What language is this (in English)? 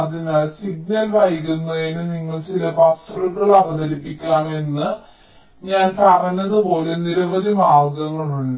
Malayalam